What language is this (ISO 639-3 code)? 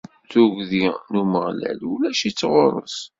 kab